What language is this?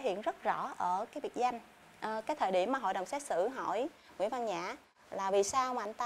Vietnamese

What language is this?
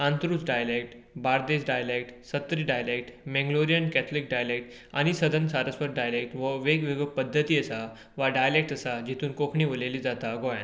Konkani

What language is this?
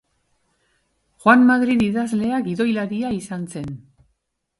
Basque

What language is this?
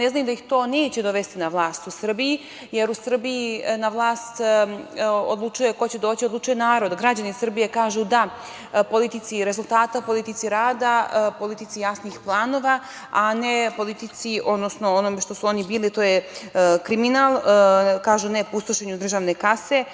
Serbian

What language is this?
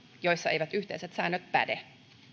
Finnish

